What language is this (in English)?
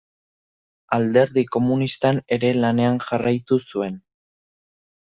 Basque